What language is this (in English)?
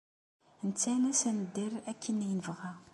Kabyle